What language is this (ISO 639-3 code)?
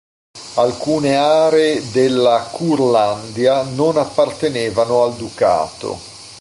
ita